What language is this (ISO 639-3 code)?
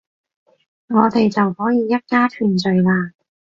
yue